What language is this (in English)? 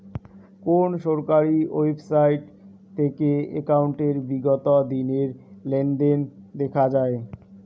Bangla